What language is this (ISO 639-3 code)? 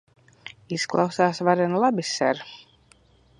lav